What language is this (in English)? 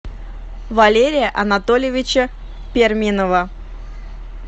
Russian